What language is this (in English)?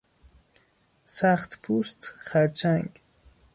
Persian